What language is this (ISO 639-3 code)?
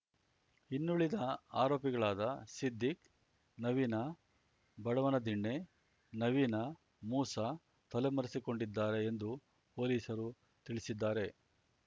kan